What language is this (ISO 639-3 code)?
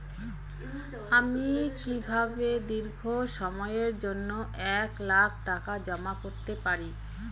ben